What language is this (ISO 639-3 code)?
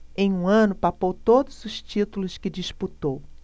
por